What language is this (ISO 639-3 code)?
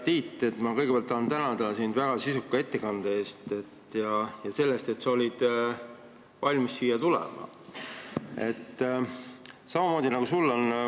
est